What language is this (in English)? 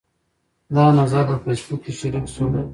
Pashto